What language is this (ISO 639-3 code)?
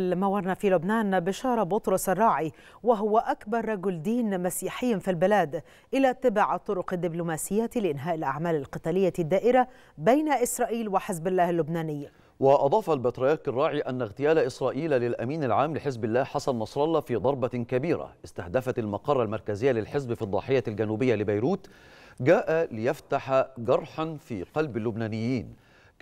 ara